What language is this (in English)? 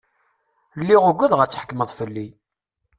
Kabyle